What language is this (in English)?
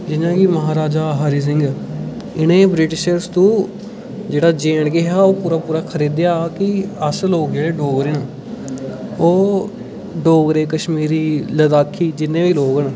Dogri